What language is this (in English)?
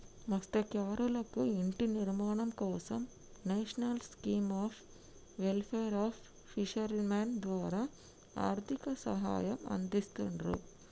Telugu